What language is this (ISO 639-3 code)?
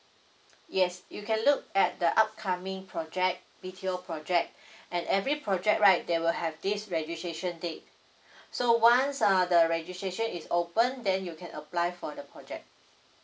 eng